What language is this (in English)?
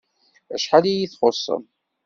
Kabyle